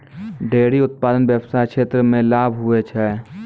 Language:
Maithili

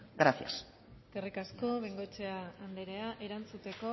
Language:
Basque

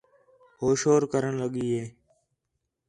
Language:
Khetrani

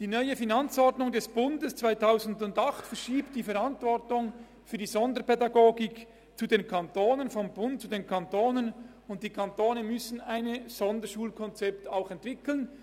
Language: Swiss German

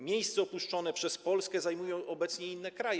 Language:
Polish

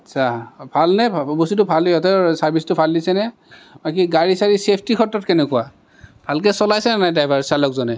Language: Assamese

